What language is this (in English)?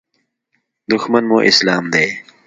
Pashto